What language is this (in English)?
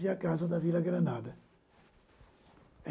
Portuguese